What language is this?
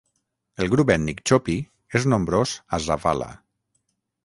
Catalan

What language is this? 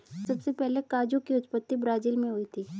Hindi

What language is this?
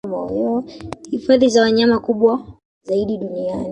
Swahili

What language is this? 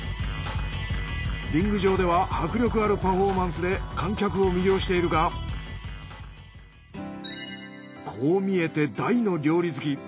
Japanese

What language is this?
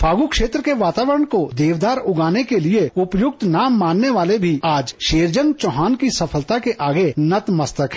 Hindi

